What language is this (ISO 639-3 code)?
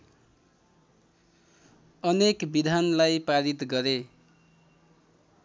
nep